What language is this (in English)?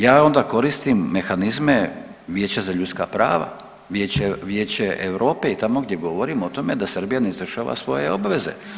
Croatian